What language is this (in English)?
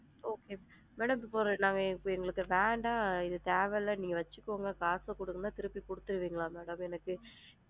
Tamil